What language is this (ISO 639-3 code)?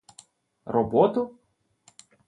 ukr